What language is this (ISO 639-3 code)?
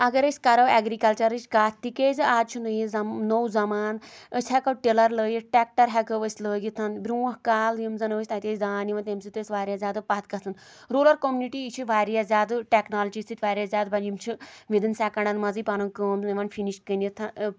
kas